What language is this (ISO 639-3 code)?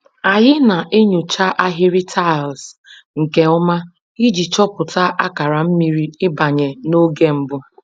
ibo